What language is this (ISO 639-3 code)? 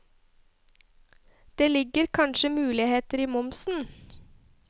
nor